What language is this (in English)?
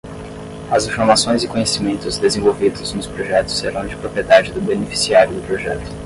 Portuguese